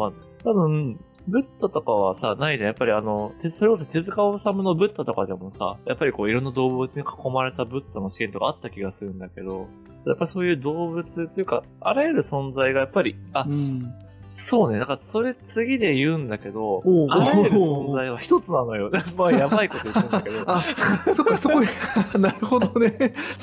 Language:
Japanese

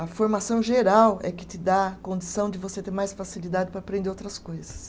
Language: Portuguese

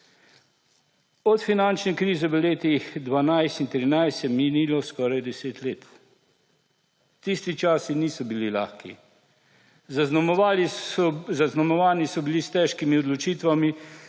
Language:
Slovenian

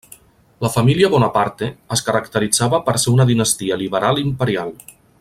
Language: Catalan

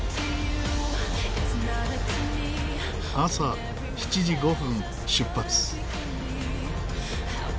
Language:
Japanese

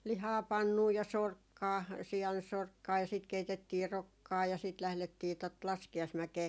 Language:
Finnish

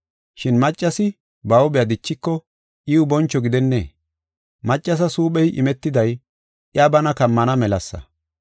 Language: Gofa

